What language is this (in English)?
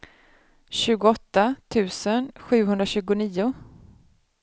Swedish